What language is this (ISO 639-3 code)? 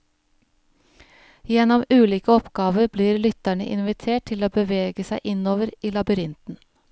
nor